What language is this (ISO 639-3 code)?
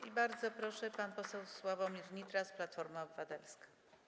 pol